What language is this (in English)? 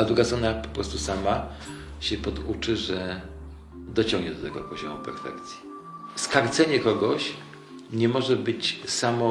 Polish